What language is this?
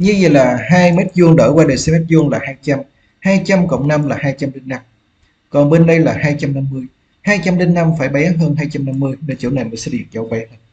Vietnamese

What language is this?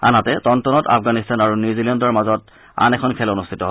Assamese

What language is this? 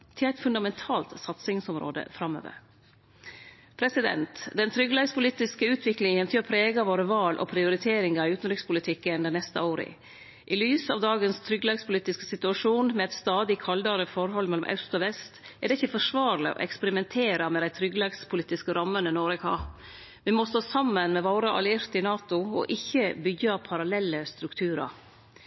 Norwegian Nynorsk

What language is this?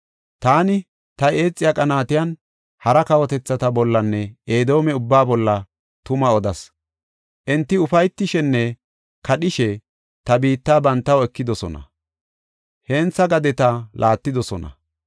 Gofa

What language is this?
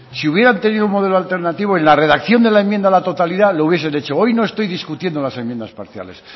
Spanish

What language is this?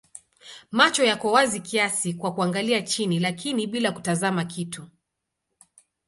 Swahili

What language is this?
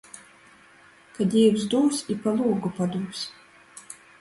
Latgalian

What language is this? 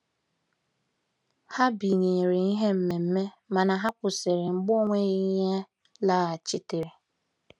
Igbo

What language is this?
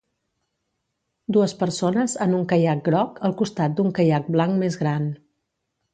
Catalan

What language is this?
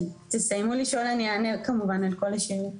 Hebrew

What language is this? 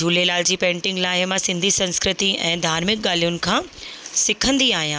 Sindhi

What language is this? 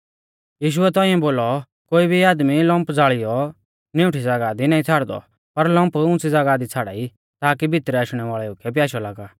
Mahasu Pahari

